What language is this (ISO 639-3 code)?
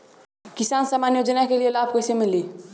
bho